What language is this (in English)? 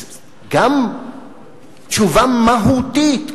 Hebrew